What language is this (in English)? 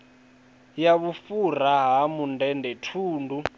Venda